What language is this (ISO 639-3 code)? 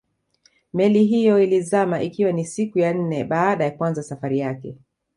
swa